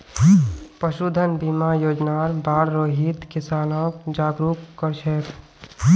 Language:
Magahi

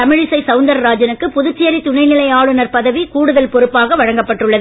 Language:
Tamil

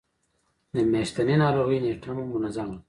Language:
Pashto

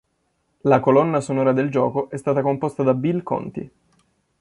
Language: Italian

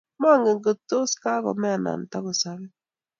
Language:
Kalenjin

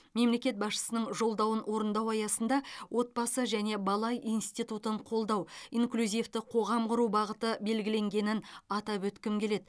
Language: Kazakh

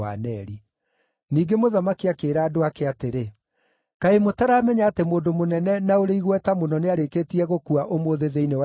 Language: Kikuyu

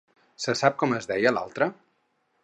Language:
Catalan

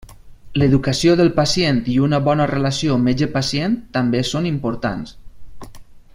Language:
Catalan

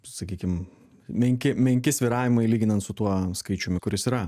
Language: Lithuanian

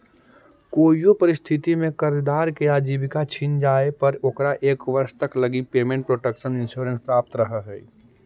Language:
Magahi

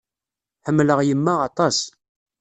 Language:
Kabyle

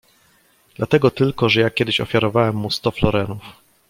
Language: Polish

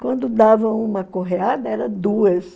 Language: Portuguese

